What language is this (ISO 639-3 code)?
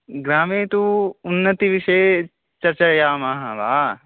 san